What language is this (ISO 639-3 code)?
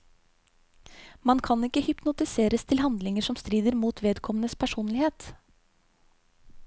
nor